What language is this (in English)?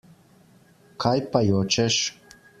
Slovenian